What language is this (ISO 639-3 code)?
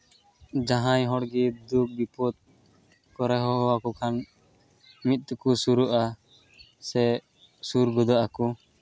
sat